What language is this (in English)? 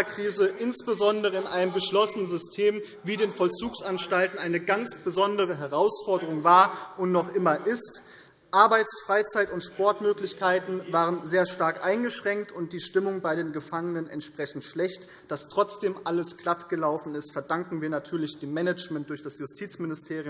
German